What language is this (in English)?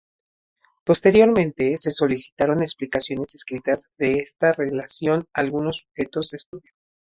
Spanish